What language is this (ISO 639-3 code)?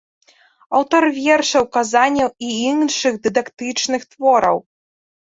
bel